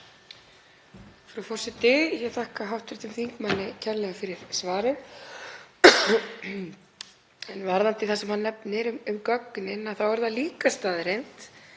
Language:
Icelandic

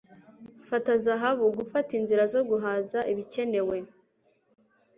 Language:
Kinyarwanda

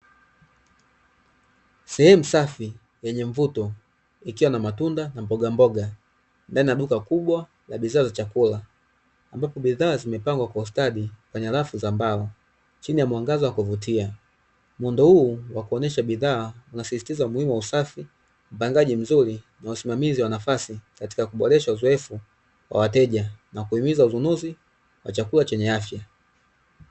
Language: Swahili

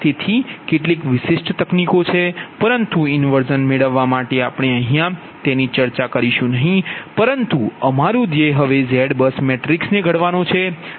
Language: Gujarati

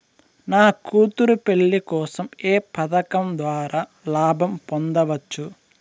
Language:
Telugu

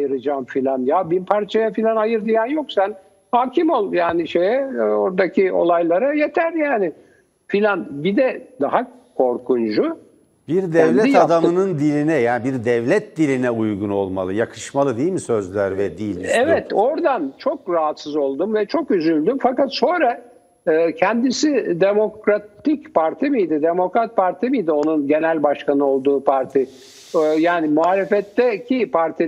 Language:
Turkish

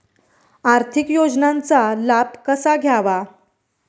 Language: Marathi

